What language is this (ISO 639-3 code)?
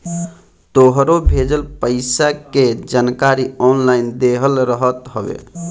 bho